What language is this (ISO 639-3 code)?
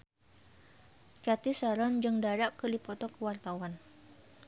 sun